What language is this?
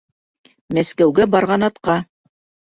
Bashkir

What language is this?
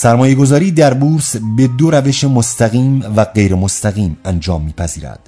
Persian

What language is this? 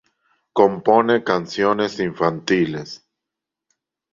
Spanish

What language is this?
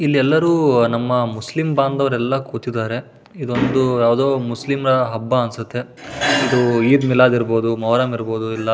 Kannada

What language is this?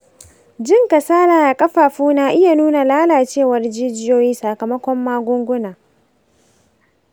Hausa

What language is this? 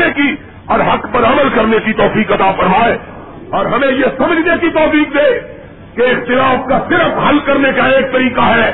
Urdu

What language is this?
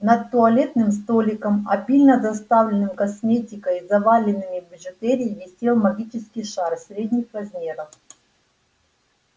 Russian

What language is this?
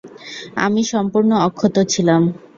Bangla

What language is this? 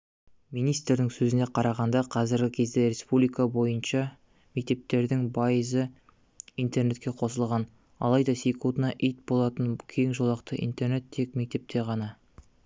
Kazakh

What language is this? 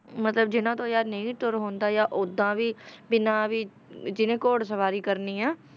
Punjabi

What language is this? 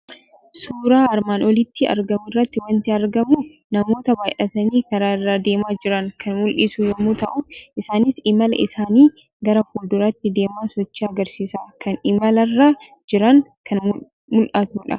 Oromo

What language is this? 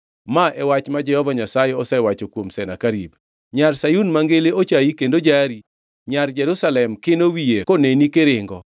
Luo (Kenya and Tanzania)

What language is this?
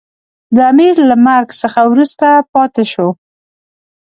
Pashto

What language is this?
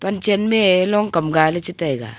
Wancho Naga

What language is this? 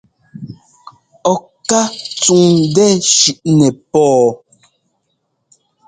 Ngomba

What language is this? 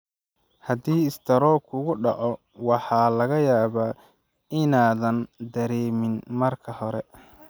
Somali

